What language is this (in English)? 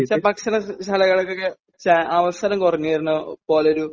Malayalam